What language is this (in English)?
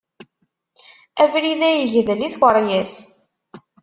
Kabyle